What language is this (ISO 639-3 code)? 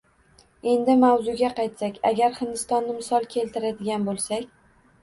uzb